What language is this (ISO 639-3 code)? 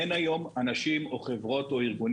heb